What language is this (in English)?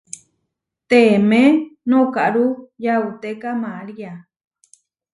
Huarijio